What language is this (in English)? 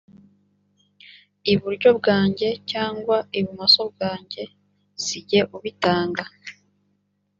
Kinyarwanda